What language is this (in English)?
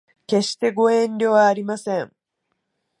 Japanese